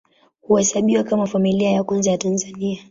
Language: Swahili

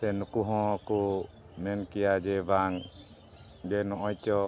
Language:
Santali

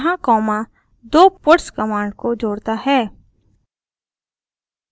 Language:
Hindi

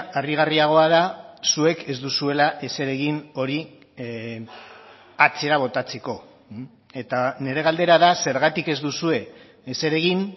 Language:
Basque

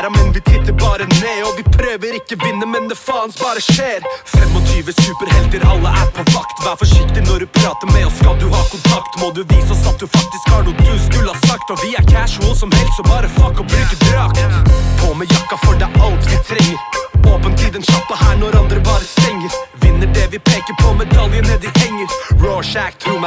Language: Hungarian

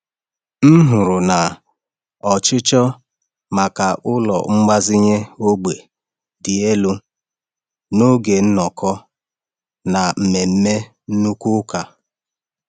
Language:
Igbo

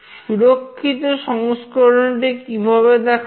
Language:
Bangla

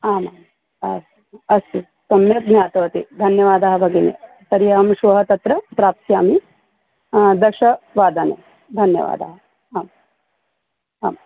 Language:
Sanskrit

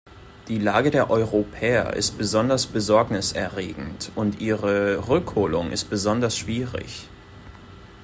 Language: German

